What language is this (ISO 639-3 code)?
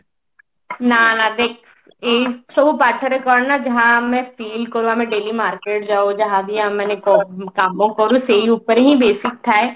ori